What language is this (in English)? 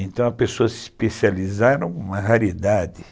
Portuguese